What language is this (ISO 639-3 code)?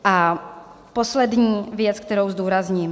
ces